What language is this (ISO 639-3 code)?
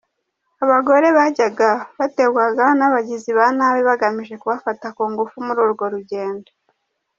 kin